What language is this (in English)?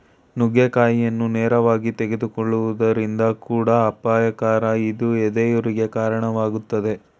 Kannada